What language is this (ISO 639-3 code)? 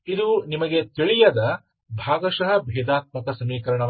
kan